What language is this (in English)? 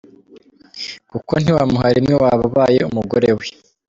Kinyarwanda